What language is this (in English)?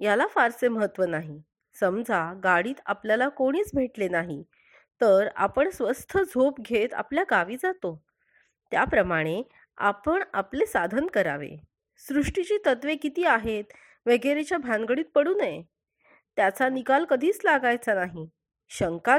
Marathi